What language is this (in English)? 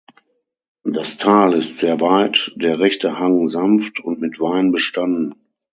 German